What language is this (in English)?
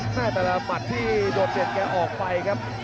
Thai